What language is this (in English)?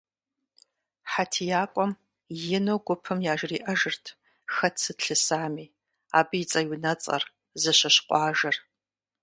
Kabardian